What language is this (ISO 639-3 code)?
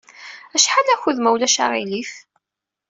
kab